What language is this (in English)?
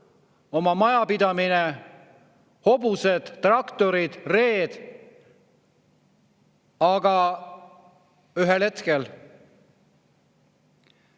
Estonian